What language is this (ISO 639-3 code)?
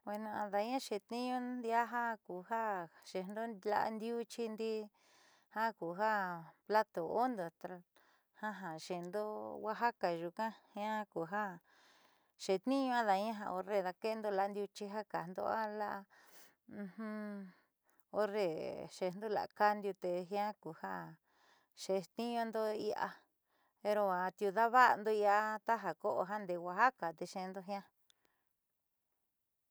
mxy